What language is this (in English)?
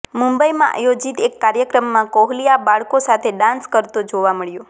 Gujarati